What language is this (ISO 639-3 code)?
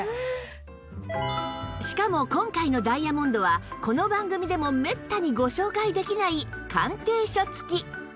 jpn